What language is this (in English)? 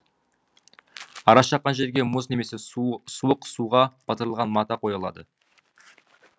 Kazakh